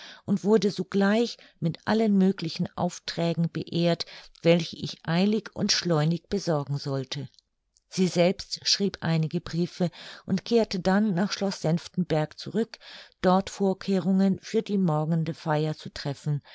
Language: German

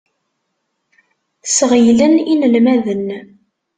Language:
Kabyle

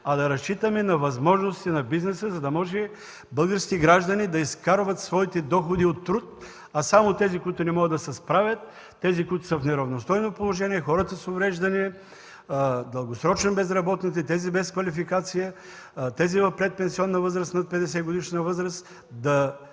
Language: Bulgarian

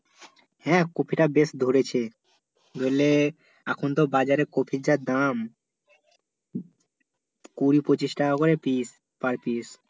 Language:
Bangla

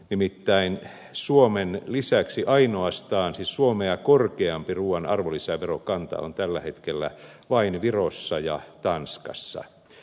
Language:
Finnish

